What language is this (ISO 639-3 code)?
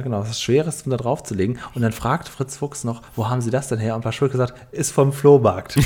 deu